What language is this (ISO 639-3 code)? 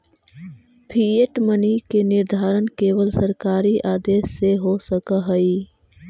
mag